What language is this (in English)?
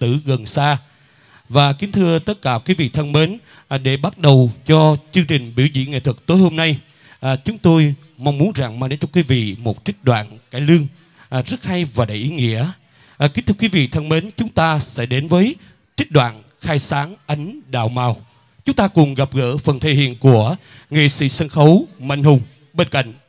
Vietnamese